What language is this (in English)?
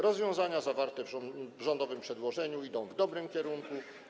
Polish